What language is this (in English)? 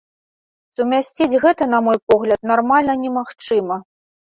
Belarusian